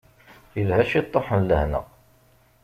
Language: Kabyle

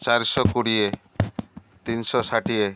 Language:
Odia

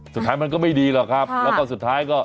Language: Thai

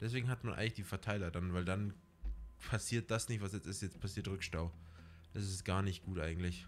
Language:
German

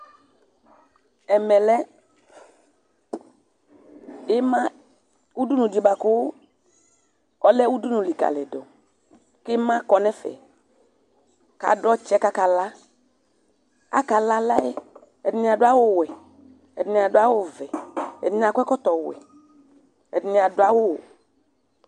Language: Ikposo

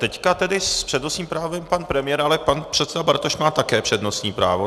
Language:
Czech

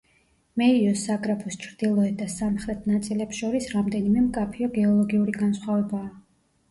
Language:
Georgian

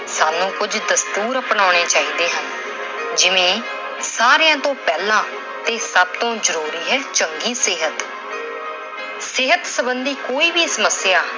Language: Punjabi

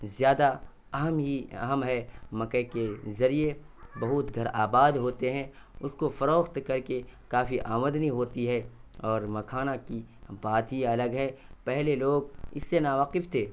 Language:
Urdu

